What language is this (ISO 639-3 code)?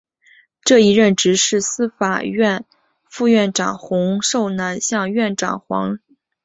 zho